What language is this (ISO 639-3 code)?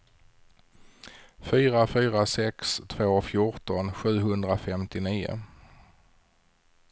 swe